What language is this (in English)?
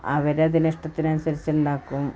Malayalam